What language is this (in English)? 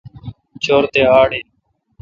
Kalkoti